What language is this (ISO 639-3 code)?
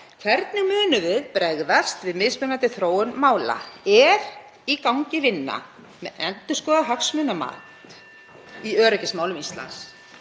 isl